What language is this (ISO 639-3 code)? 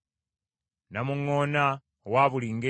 lug